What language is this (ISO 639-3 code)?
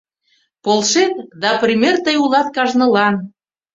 chm